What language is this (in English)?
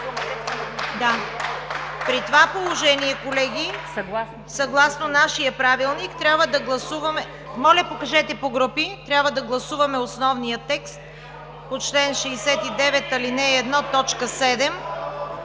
Bulgarian